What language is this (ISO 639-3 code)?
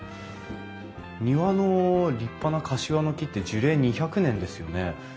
jpn